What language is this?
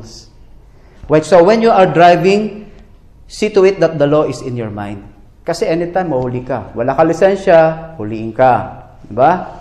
Filipino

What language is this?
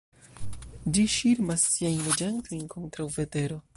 Esperanto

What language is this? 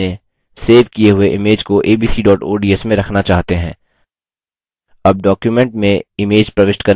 Hindi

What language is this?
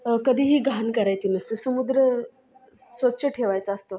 Marathi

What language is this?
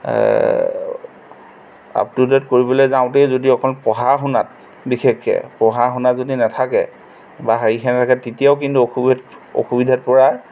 Assamese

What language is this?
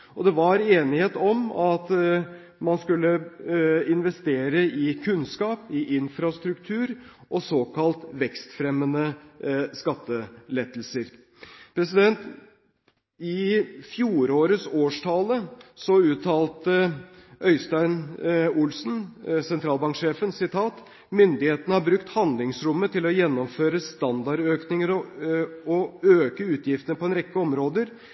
Norwegian Bokmål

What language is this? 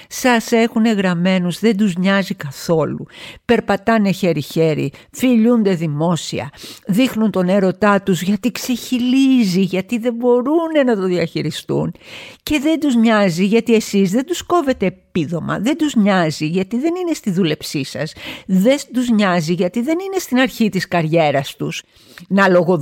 Greek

